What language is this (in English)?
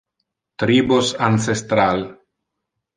Interlingua